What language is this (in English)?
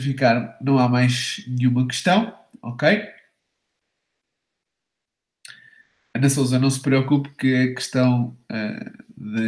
Portuguese